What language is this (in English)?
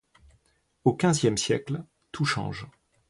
French